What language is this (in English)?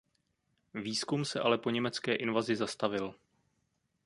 Czech